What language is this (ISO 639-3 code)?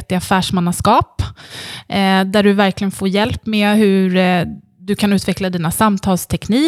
swe